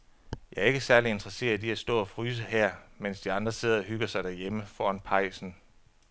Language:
Danish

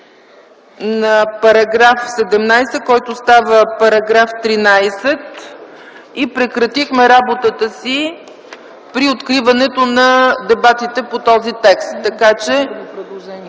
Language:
Bulgarian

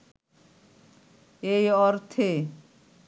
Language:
Bangla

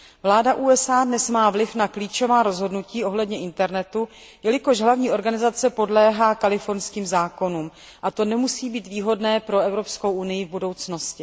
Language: Czech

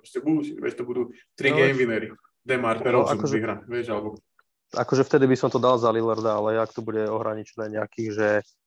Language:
Slovak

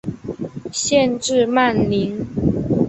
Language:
Chinese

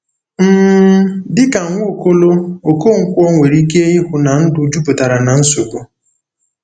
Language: Igbo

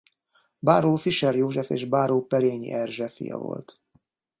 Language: Hungarian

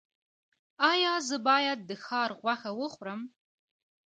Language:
Pashto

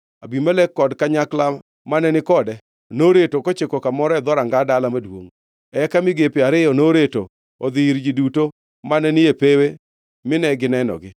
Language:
Luo (Kenya and Tanzania)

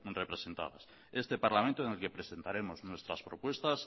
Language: Spanish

